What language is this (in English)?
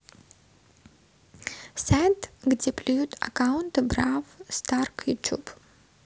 Russian